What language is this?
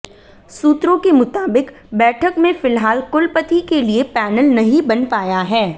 Hindi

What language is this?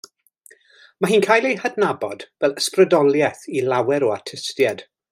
Welsh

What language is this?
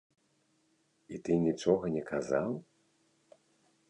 Belarusian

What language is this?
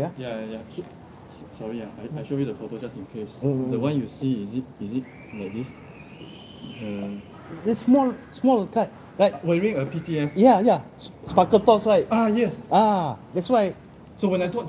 Malay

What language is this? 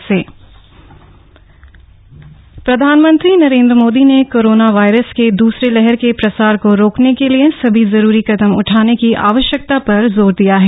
Hindi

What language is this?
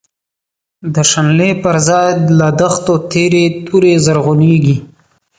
Pashto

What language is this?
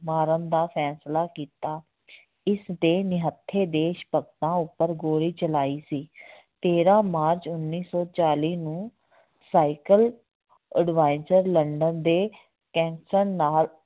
Punjabi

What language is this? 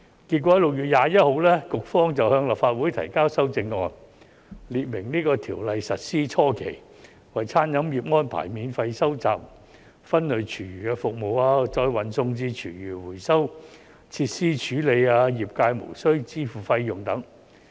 Cantonese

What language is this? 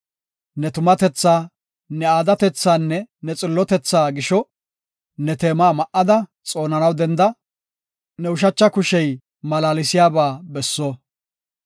Gofa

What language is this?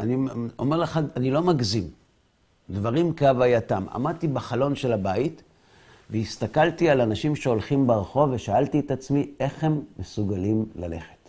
Hebrew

